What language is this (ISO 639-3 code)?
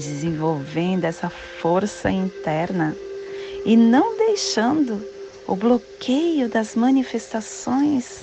por